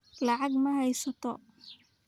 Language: Somali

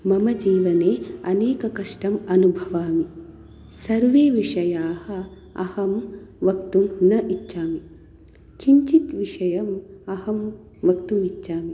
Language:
Sanskrit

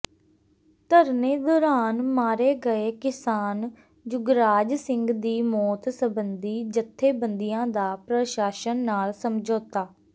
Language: Punjabi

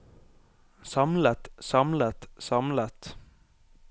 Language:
Norwegian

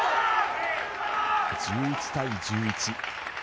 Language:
Japanese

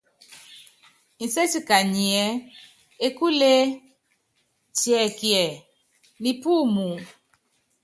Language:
Yangben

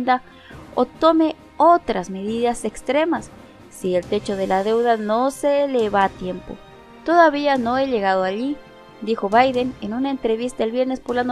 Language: Spanish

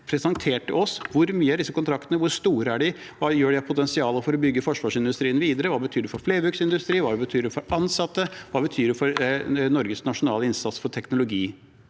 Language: Norwegian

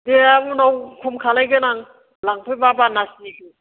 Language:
Bodo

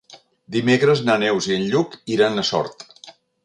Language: Catalan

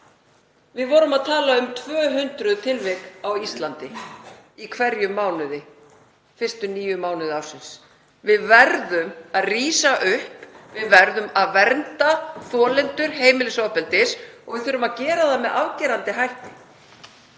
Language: Icelandic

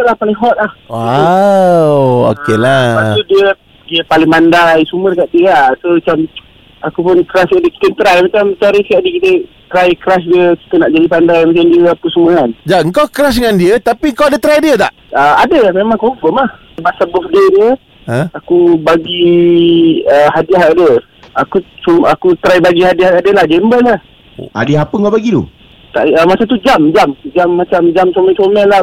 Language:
Malay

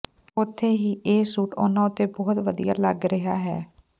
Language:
Punjabi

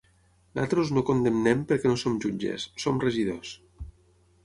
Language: Catalan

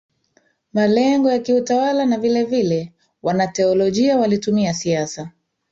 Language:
Swahili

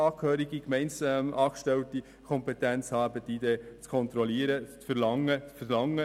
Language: Swiss German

